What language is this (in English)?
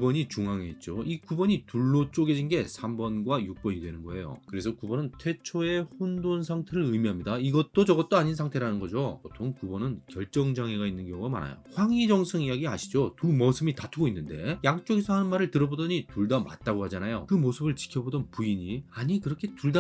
Korean